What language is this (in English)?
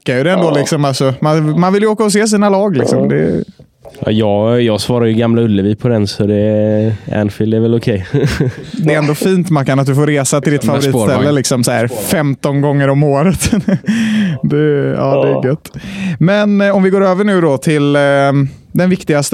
Swedish